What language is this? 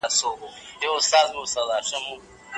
Pashto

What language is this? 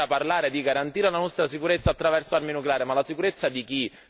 Italian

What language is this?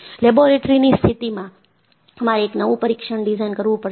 Gujarati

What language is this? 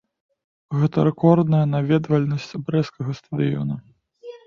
Belarusian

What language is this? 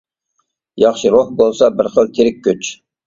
Uyghur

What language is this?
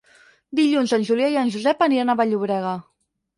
Catalan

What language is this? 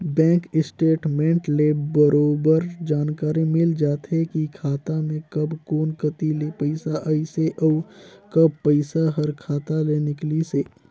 Chhattisgarhi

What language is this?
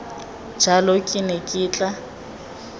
Tswana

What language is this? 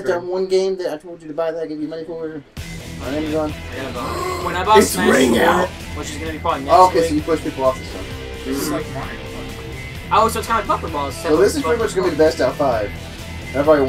English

